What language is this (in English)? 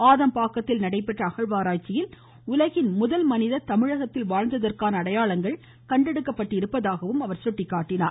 Tamil